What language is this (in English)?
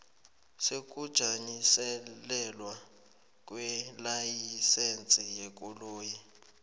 South Ndebele